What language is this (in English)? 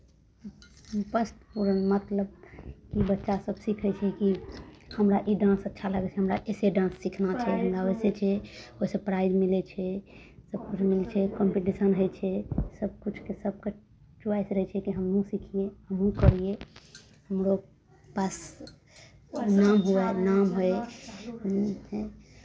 Maithili